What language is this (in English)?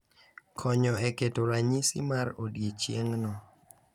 Luo (Kenya and Tanzania)